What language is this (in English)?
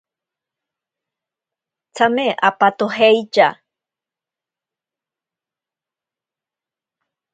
Ashéninka Perené